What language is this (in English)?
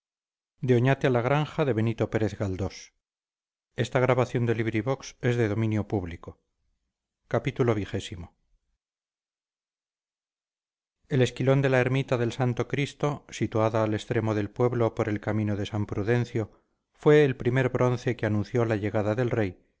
Spanish